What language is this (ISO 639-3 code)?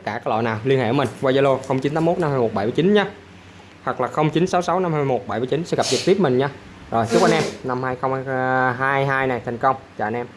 vie